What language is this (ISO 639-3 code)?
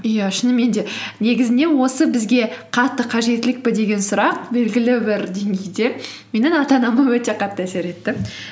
kaz